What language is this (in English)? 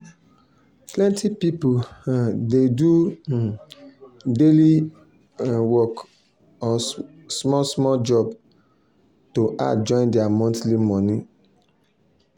Nigerian Pidgin